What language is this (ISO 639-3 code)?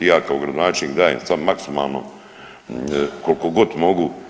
hrv